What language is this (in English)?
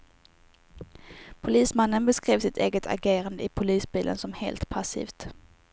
Swedish